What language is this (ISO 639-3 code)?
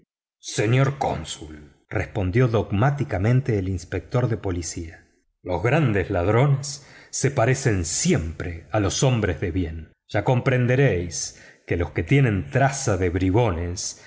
spa